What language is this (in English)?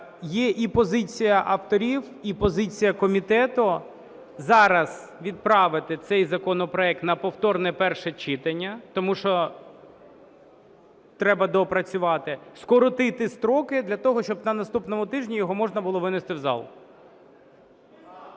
Ukrainian